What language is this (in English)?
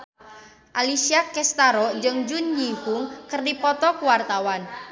Sundanese